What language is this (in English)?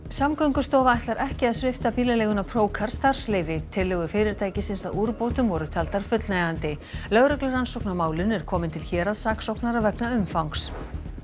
Icelandic